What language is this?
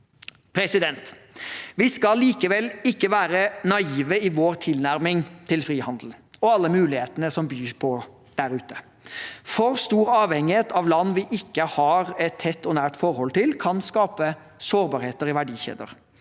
Norwegian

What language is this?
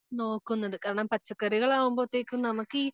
Malayalam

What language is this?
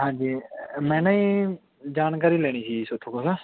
Punjabi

